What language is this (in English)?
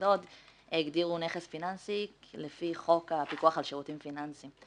Hebrew